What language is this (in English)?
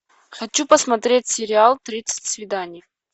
Russian